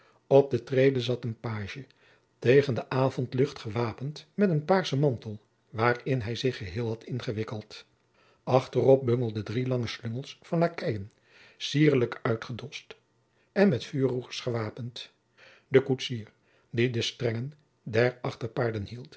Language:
Dutch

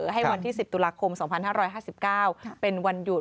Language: Thai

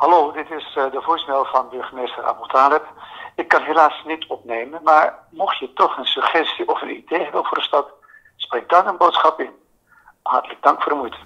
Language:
Dutch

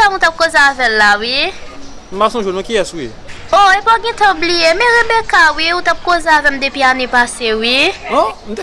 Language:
French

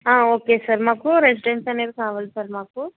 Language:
Telugu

